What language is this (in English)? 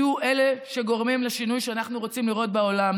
Hebrew